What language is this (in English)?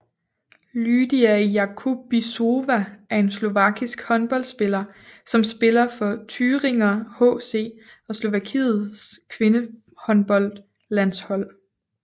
Danish